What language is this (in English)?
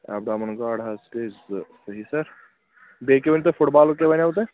Kashmiri